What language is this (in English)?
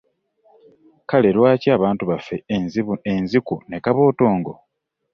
Ganda